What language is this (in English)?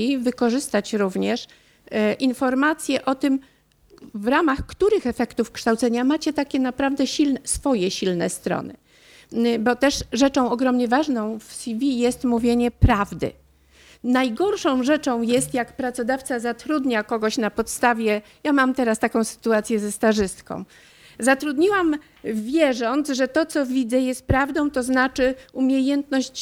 Polish